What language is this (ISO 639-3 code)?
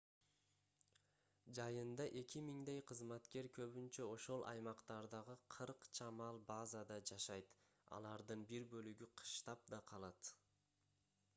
kir